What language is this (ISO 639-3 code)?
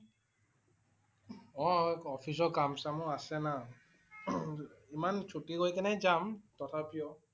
asm